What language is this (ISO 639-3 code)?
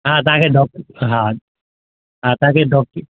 snd